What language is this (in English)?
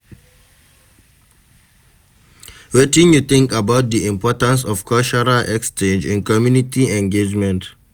Nigerian Pidgin